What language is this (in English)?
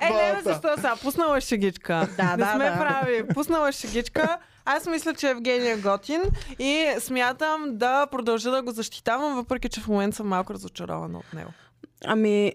Bulgarian